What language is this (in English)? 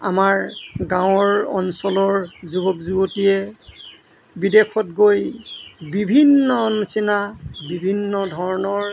Assamese